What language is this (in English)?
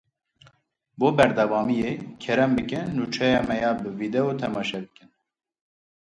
Kurdish